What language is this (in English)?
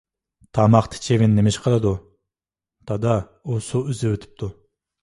Uyghur